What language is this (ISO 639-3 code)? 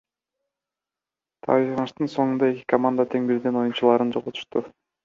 kir